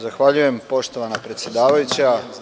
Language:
Serbian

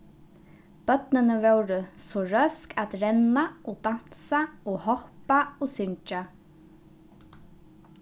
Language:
Faroese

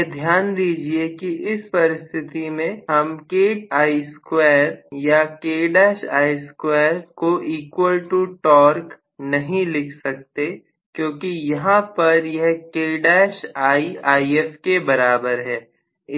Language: Hindi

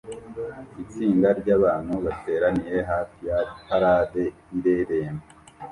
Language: Kinyarwanda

